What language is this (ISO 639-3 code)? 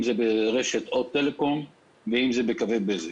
heb